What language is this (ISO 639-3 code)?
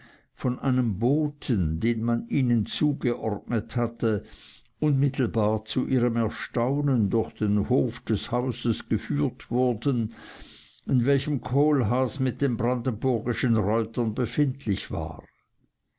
deu